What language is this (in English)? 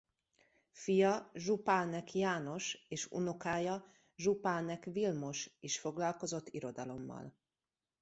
Hungarian